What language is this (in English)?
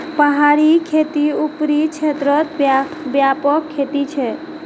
Magahi